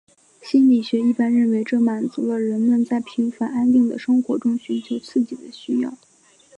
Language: Chinese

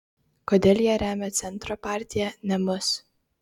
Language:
Lithuanian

